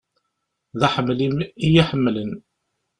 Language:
Kabyle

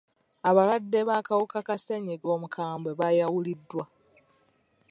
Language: Ganda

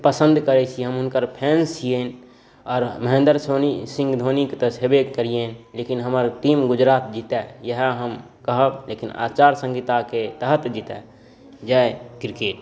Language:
Maithili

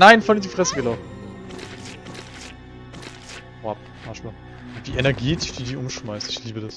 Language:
German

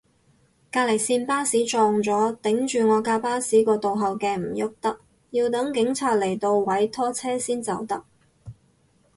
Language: Cantonese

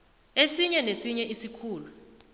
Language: South Ndebele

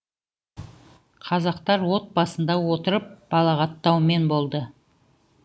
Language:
Kazakh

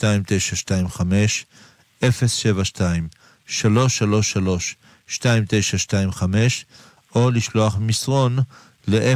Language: Hebrew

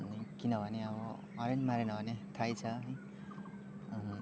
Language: Nepali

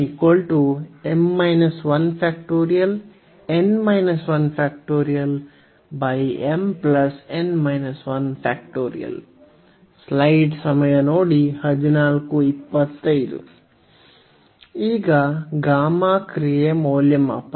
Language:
Kannada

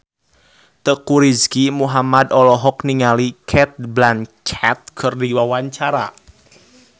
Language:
Sundanese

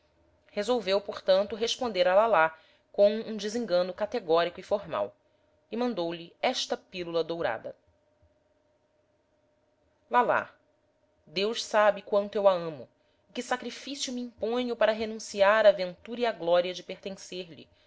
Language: Portuguese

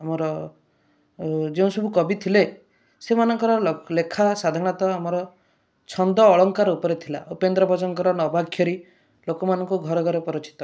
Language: Odia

